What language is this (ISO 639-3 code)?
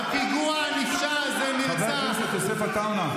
heb